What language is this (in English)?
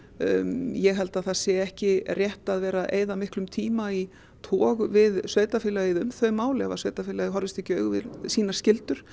Icelandic